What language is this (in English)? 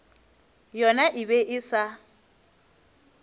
Northern Sotho